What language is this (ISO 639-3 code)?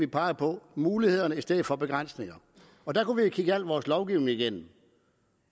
dan